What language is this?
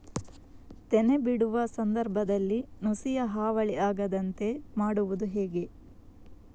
Kannada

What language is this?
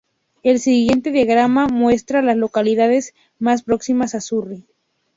Spanish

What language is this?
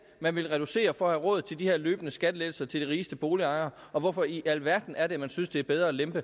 Danish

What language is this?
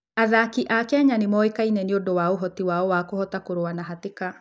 Kikuyu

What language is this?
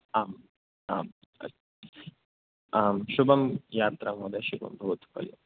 Sanskrit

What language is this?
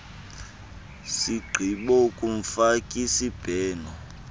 Xhosa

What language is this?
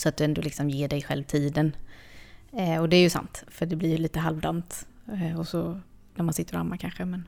Swedish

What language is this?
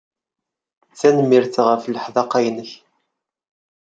Kabyle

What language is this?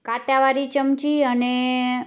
Gujarati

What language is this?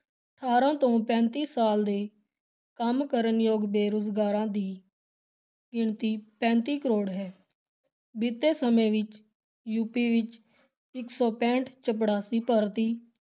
Punjabi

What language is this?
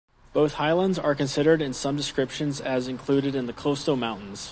English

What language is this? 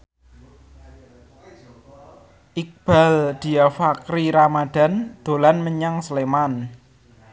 Javanese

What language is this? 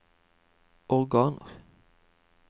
Norwegian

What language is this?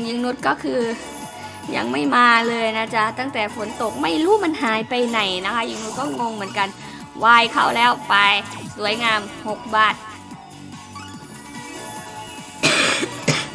Thai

